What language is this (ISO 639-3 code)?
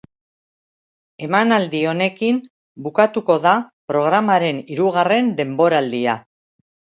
eus